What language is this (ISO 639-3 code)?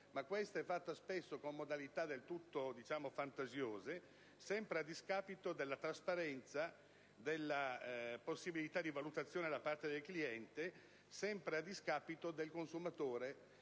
ita